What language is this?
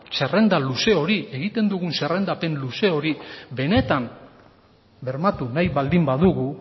Basque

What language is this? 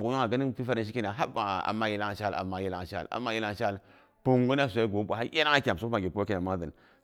Boghom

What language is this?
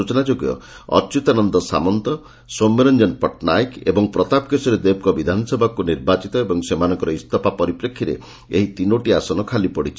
Odia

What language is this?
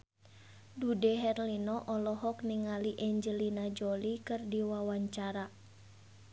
Sundanese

